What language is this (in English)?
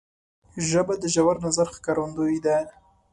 Pashto